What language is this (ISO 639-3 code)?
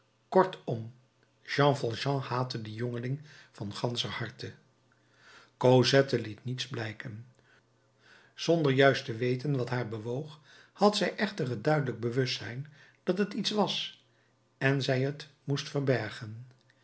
nld